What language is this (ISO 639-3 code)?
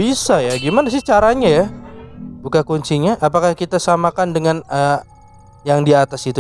ind